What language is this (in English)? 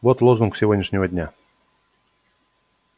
Russian